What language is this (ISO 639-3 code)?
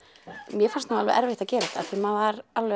isl